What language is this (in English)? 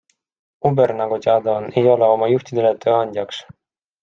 Estonian